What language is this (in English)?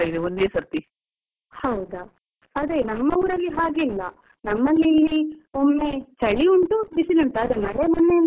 Kannada